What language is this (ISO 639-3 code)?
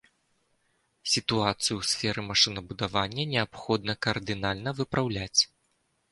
bel